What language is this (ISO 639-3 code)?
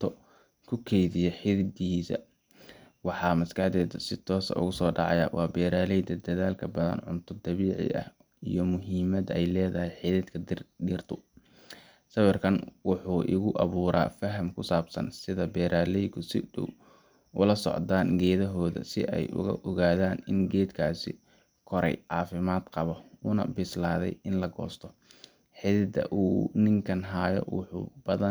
som